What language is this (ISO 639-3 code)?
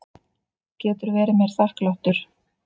isl